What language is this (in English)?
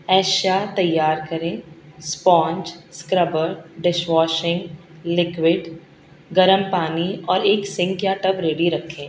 Urdu